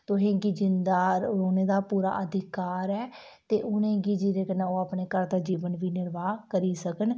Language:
Dogri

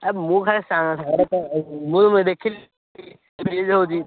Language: Odia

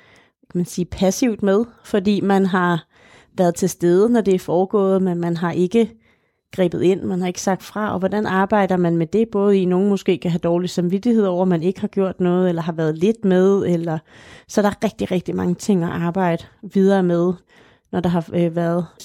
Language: Danish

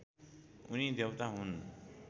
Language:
Nepali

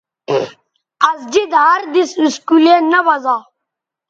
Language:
Bateri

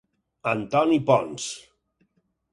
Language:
Catalan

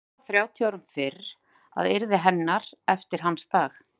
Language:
Icelandic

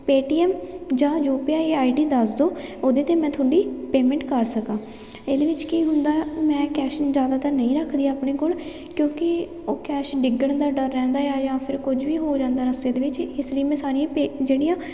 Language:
Punjabi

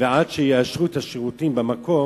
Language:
Hebrew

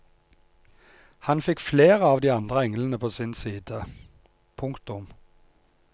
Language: Norwegian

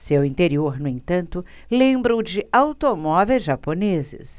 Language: Portuguese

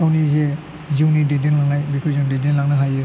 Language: Bodo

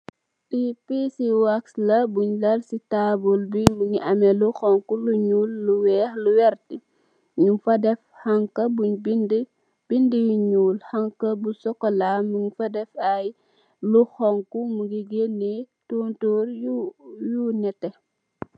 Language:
Wolof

